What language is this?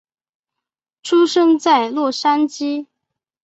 Chinese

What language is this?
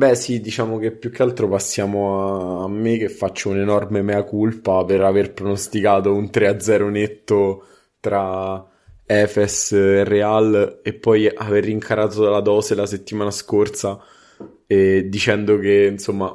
Italian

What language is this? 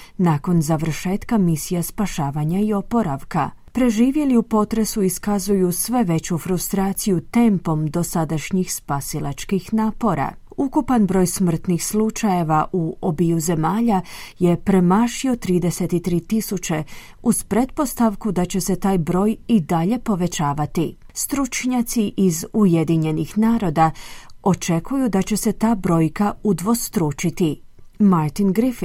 Croatian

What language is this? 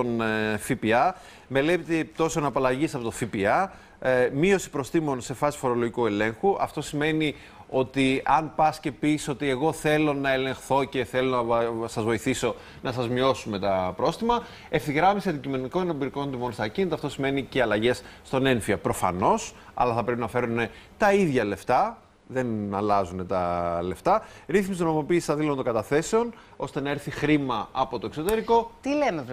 Greek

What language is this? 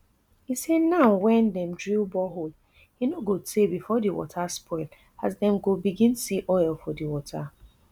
Nigerian Pidgin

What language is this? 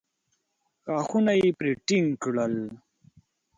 Pashto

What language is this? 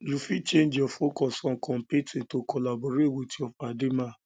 Nigerian Pidgin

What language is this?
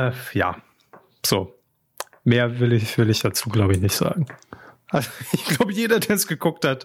German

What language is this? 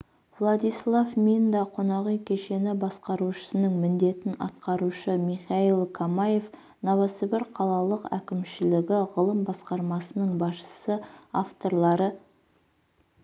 Kazakh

